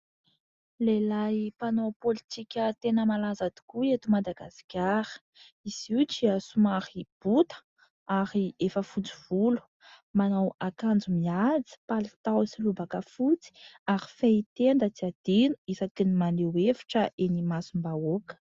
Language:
Malagasy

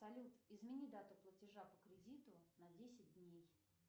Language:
Russian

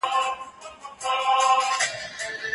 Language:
Pashto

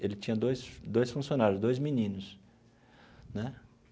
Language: Portuguese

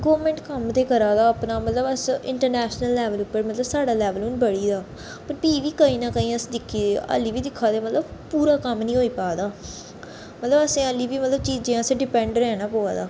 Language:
Dogri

